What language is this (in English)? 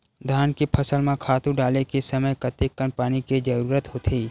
Chhattisgarhi